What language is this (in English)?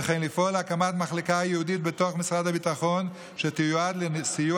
Hebrew